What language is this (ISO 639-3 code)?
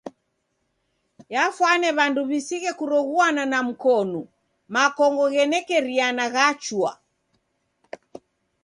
dav